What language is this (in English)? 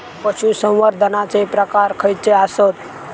Marathi